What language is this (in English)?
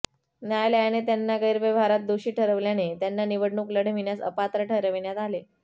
Marathi